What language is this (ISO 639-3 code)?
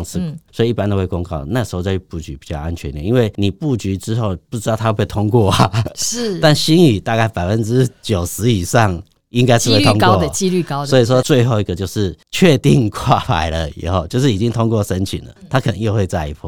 zho